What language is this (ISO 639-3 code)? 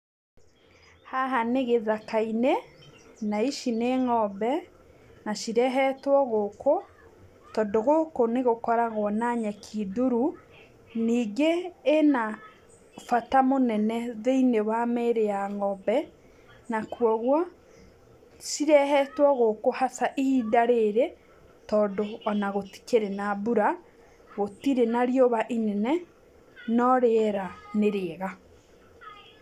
kik